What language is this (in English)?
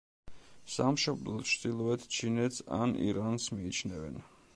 Georgian